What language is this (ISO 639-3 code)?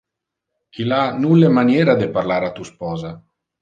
ina